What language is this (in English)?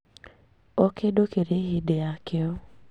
Kikuyu